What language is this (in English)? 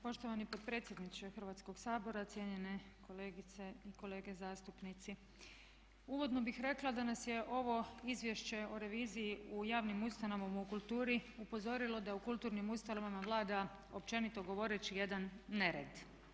Croatian